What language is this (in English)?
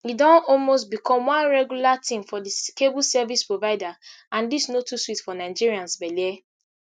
Nigerian Pidgin